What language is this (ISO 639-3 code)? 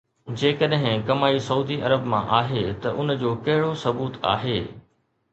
snd